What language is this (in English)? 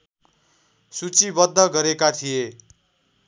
Nepali